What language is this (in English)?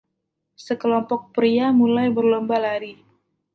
Indonesian